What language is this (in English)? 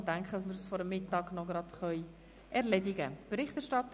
Swiss German